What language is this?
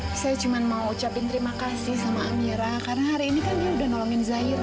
Indonesian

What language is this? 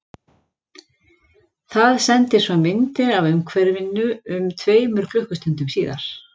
Icelandic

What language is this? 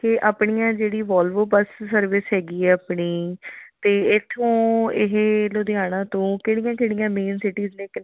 Punjabi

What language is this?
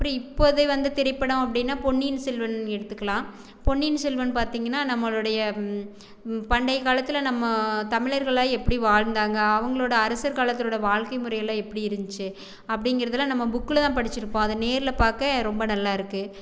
Tamil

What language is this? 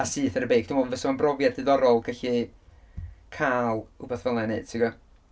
Welsh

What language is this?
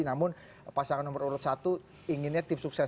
Indonesian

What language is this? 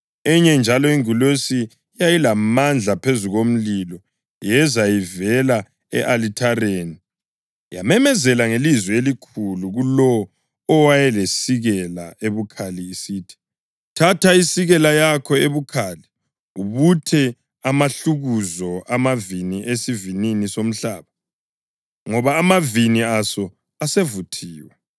North Ndebele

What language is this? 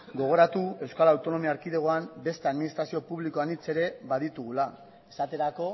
Basque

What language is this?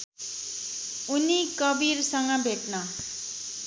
Nepali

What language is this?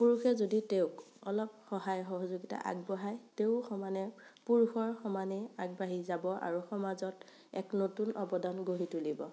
Assamese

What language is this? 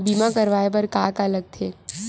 Chhattisgarhi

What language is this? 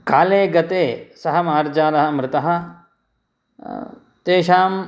Sanskrit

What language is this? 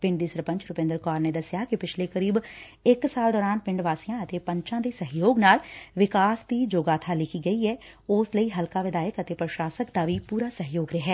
Punjabi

